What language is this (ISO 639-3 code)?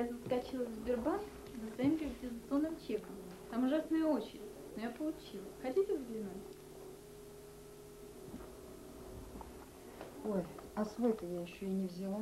rus